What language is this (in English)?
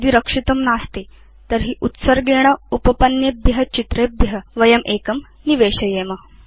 Sanskrit